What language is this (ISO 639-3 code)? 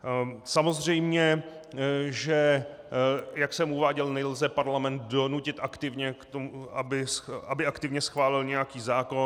ces